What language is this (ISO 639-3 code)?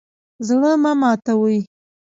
pus